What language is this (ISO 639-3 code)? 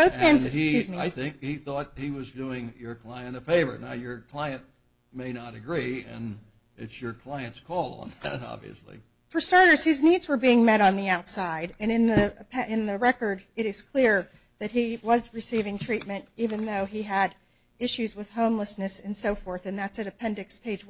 eng